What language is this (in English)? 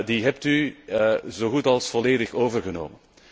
Dutch